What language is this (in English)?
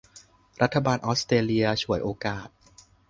Thai